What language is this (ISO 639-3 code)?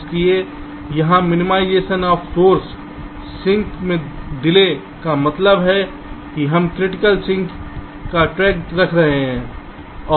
hin